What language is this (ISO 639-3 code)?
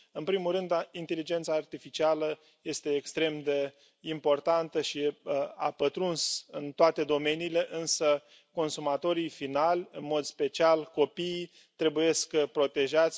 ron